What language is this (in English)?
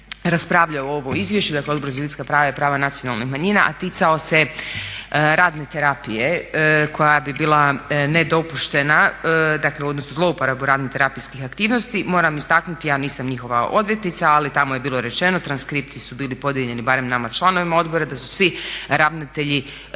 Croatian